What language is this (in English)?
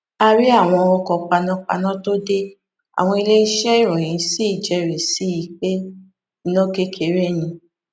Yoruba